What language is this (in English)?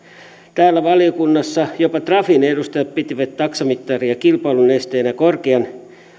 Finnish